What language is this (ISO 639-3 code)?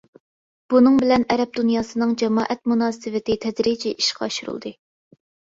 uig